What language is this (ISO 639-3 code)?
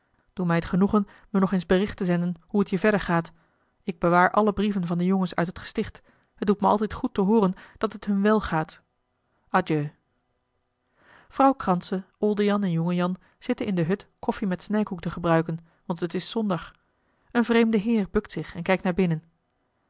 nld